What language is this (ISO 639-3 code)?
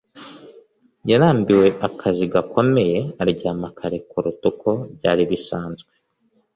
kin